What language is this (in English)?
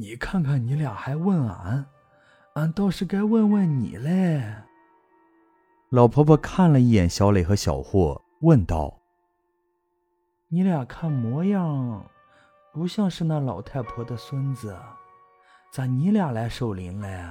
Chinese